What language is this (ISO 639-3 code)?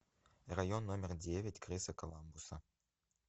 rus